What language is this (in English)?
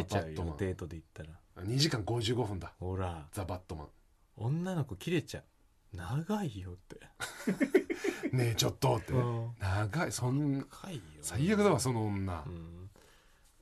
Japanese